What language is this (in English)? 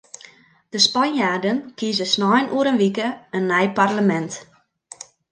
Western Frisian